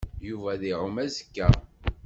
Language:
Kabyle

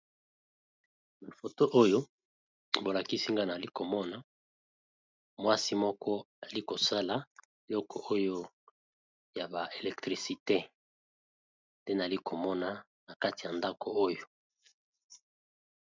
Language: Lingala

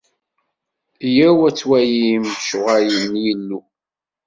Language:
Kabyle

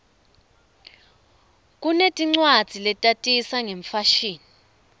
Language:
Swati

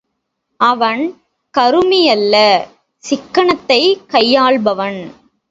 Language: Tamil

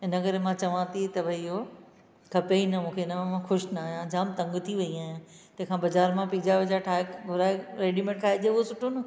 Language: Sindhi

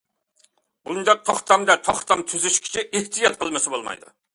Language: Uyghur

